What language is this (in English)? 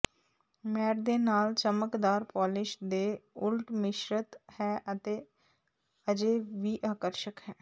Punjabi